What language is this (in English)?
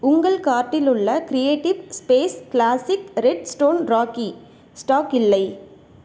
Tamil